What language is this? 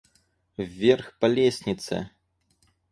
Russian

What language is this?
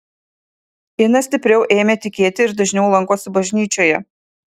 Lithuanian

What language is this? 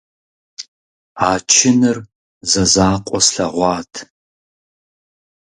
Kabardian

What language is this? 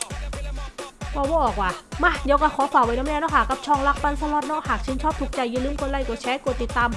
Thai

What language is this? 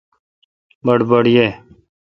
Kalkoti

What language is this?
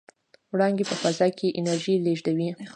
Pashto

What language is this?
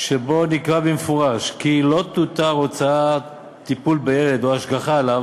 Hebrew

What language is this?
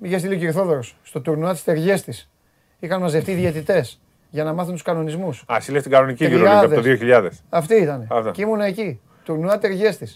Greek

